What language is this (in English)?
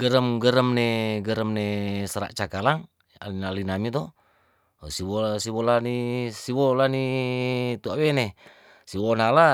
Tondano